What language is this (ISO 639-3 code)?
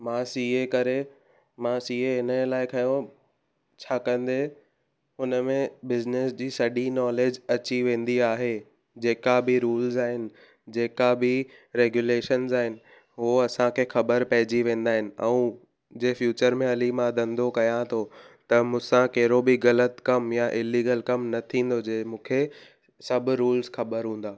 snd